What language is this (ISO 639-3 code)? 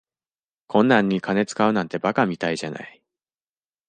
jpn